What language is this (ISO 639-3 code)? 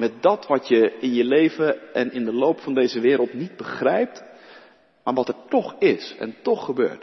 nld